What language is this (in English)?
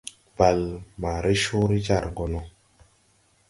Tupuri